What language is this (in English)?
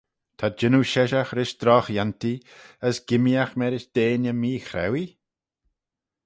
Manx